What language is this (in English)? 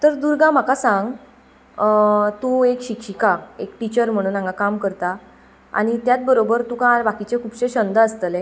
Konkani